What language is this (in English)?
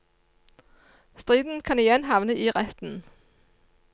Norwegian